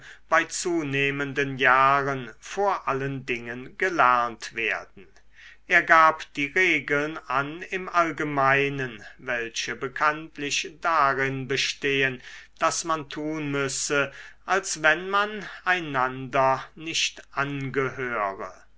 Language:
German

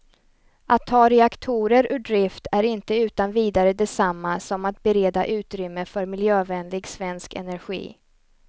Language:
Swedish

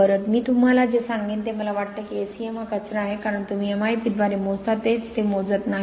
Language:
Marathi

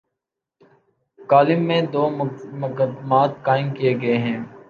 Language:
Urdu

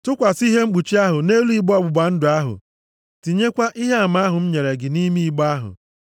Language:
Igbo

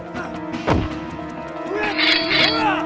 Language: Indonesian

